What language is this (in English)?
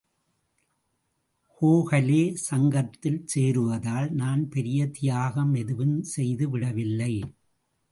Tamil